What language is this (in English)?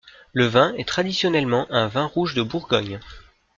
French